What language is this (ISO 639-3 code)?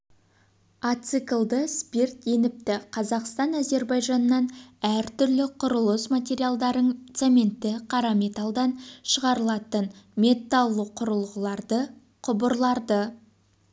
kaz